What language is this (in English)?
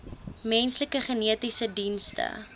Afrikaans